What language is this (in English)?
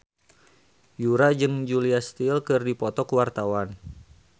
Sundanese